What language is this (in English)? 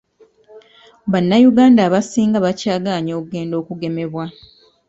Ganda